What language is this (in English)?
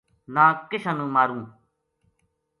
Gujari